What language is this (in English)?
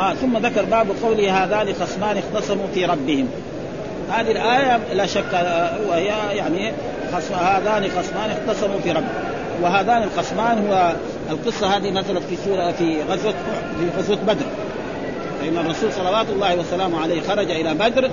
Arabic